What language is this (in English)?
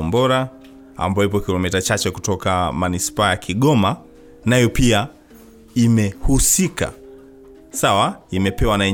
Swahili